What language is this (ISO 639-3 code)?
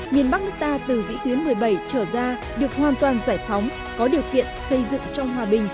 vie